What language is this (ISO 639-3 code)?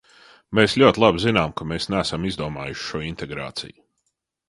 lav